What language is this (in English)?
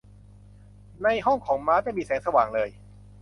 Thai